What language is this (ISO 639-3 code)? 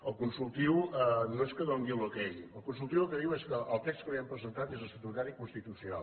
cat